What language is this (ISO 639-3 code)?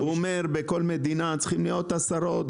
heb